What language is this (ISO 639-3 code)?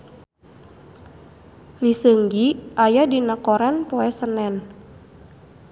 sun